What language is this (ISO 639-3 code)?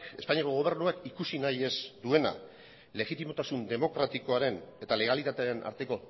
eus